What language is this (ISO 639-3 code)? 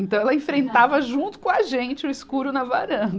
por